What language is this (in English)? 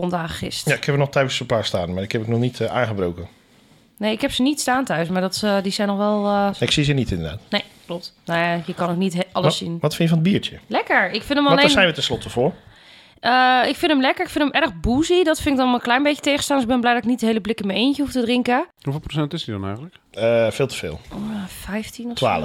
Dutch